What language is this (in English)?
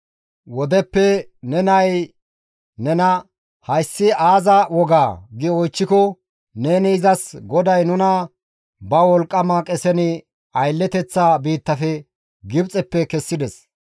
Gamo